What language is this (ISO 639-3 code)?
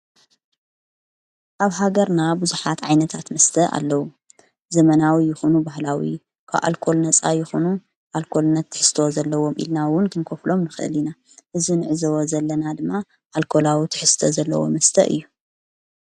tir